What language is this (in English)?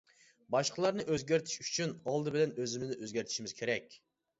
Uyghur